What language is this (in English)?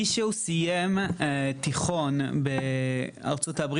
Hebrew